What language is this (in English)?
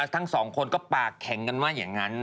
Thai